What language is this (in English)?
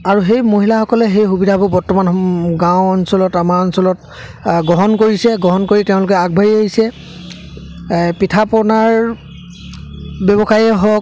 Assamese